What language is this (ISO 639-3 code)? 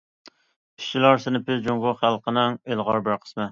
uig